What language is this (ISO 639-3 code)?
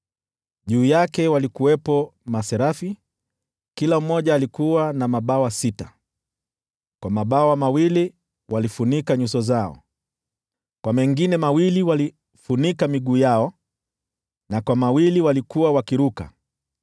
swa